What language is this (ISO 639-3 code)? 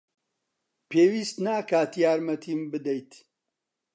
ckb